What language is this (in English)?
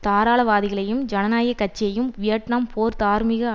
Tamil